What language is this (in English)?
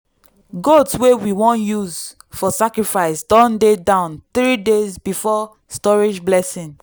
Nigerian Pidgin